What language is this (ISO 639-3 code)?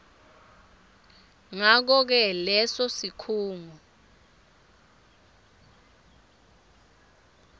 ssw